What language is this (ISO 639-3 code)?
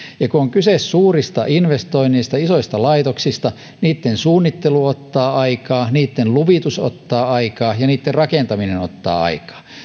fin